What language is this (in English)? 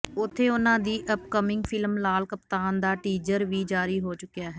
Punjabi